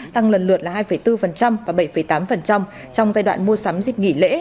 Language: Vietnamese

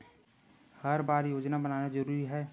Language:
Chhattisgarhi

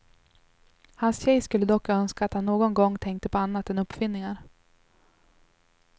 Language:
Swedish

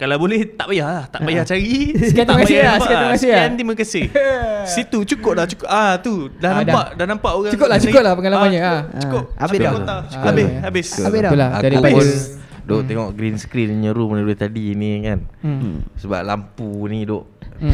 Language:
Malay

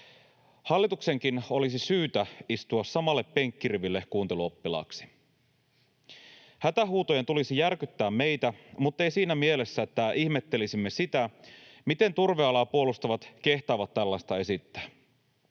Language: Finnish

